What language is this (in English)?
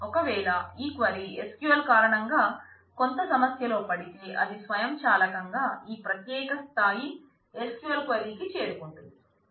Telugu